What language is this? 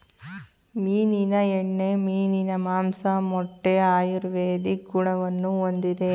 Kannada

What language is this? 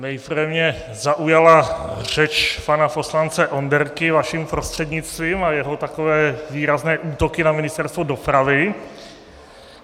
Czech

